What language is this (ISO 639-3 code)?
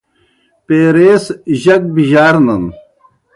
plk